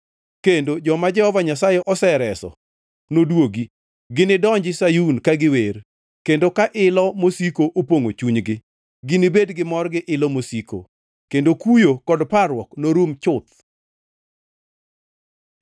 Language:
Luo (Kenya and Tanzania)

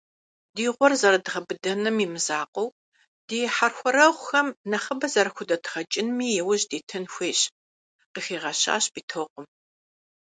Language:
Kabardian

